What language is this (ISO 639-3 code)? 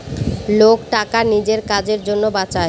ben